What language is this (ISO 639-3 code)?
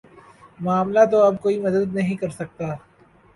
urd